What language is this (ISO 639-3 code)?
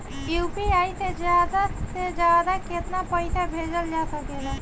bho